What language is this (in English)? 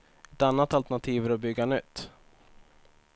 Swedish